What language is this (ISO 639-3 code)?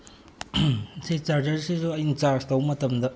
mni